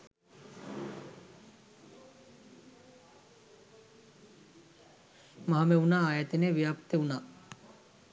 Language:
Sinhala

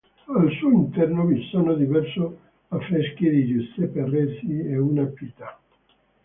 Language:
Italian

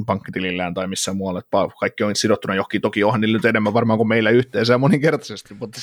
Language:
Finnish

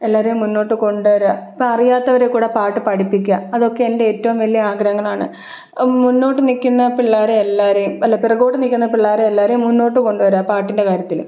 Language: Malayalam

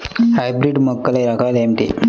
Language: Telugu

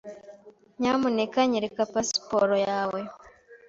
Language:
Kinyarwanda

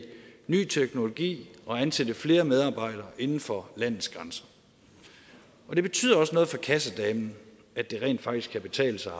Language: Danish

